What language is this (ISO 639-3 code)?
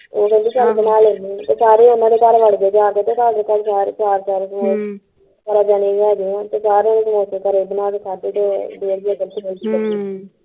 pan